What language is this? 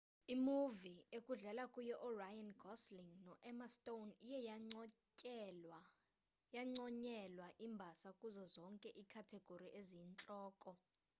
Xhosa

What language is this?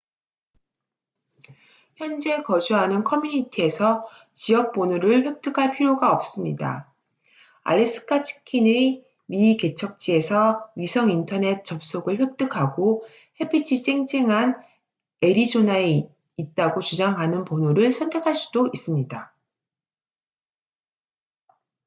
Korean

